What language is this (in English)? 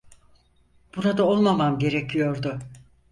Turkish